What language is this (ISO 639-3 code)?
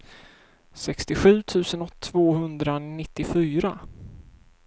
swe